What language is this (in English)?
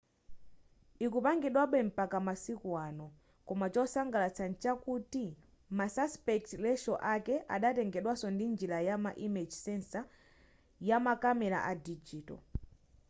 Nyanja